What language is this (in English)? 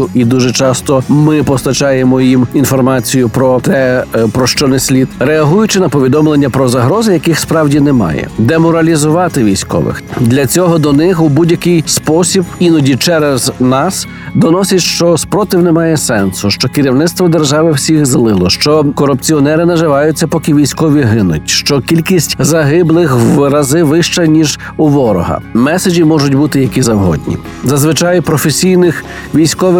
Ukrainian